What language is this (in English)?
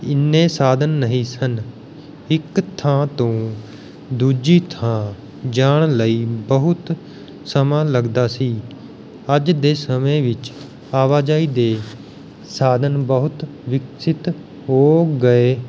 Punjabi